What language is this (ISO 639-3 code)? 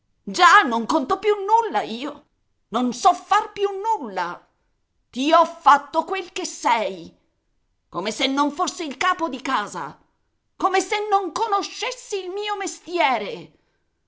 ita